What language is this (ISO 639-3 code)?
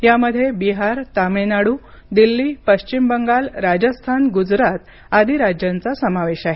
mar